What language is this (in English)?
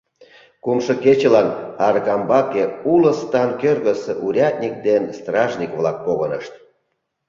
Mari